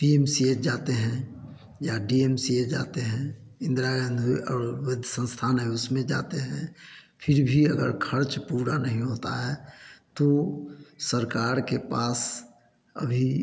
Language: Hindi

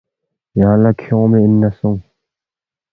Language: Balti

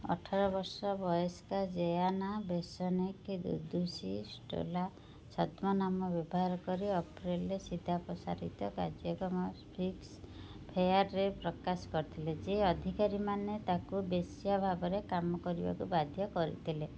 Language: Odia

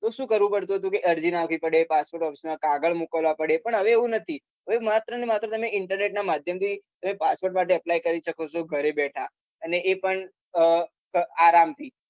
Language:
Gujarati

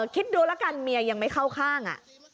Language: Thai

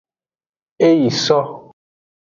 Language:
Aja (Benin)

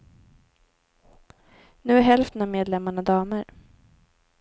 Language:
Swedish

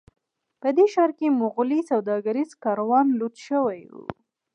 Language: Pashto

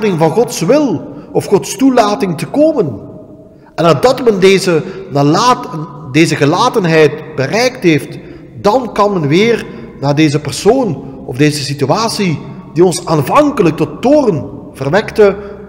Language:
Dutch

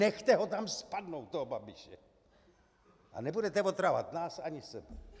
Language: Czech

